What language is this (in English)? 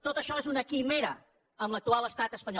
Catalan